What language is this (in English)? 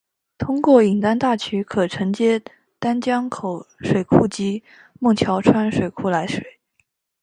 Chinese